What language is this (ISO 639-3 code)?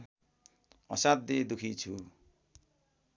nep